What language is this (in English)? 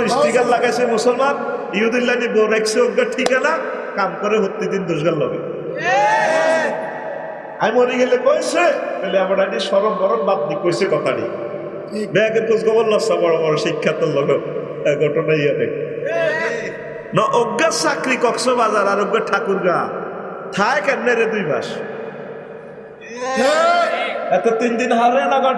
Indonesian